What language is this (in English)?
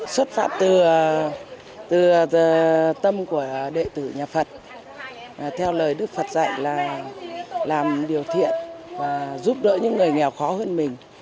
Vietnamese